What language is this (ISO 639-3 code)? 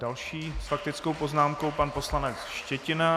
ces